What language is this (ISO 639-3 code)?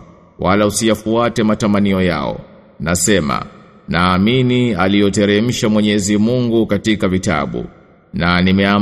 swa